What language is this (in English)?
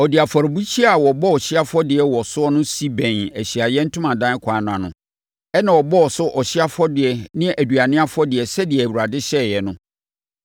Akan